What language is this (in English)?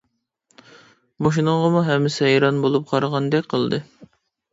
Uyghur